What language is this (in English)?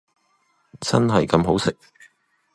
Cantonese